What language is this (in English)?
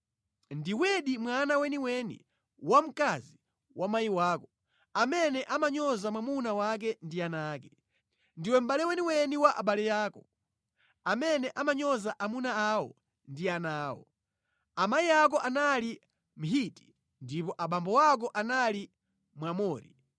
Nyanja